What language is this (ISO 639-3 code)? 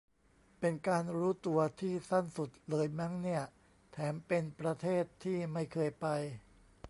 tha